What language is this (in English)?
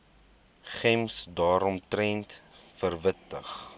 Afrikaans